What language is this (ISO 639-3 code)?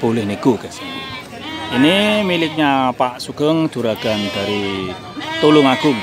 ind